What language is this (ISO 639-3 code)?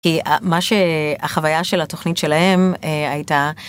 heb